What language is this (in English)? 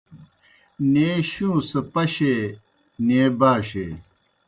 Kohistani Shina